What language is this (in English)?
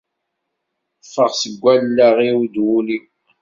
Kabyle